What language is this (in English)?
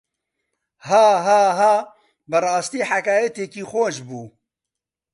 Central Kurdish